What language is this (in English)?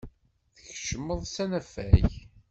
Kabyle